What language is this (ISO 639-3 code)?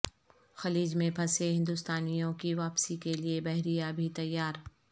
urd